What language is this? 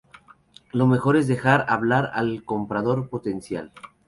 Spanish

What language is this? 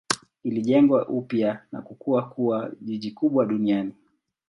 Swahili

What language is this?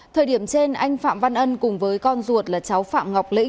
Vietnamese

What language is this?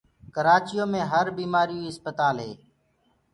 Gurgula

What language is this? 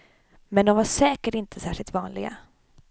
Swedish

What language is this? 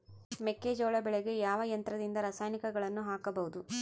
Kannada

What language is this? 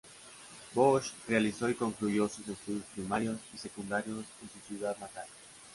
Spanish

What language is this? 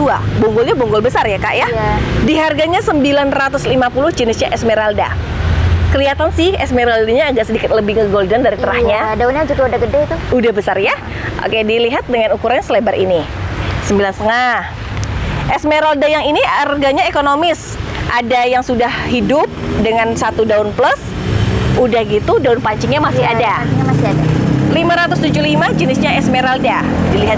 Indonesian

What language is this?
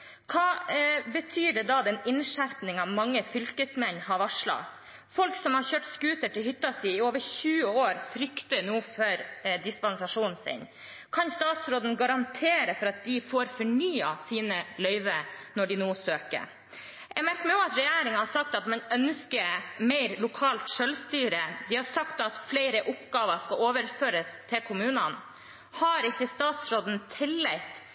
Norwegian Bokmål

